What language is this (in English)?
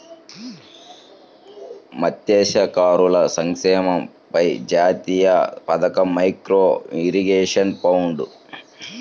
Telugu